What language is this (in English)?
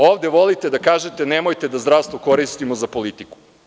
Serbian